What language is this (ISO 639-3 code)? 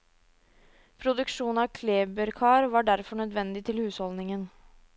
nor